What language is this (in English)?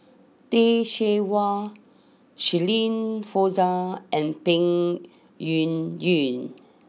English